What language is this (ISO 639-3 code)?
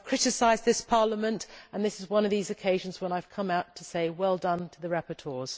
eng